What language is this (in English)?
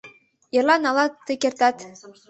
Mari